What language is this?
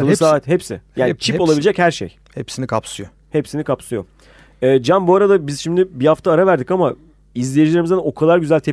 Turkish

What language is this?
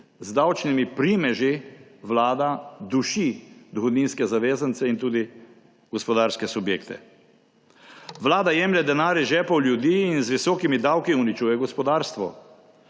Slovenian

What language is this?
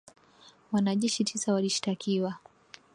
Swahili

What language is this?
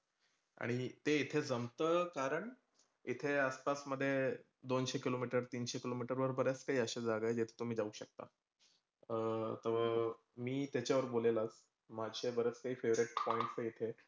Marathi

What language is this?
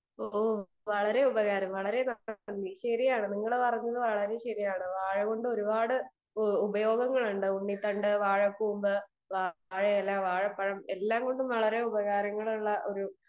Malayalam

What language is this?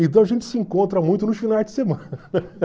Portuguese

